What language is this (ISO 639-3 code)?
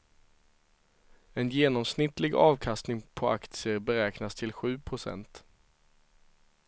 swe